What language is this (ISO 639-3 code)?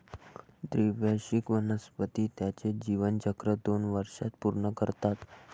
mar